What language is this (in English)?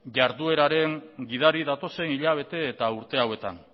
Basque